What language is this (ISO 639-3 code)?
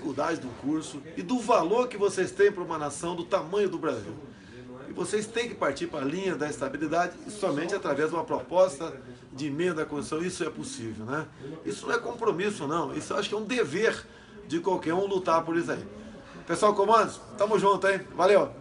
por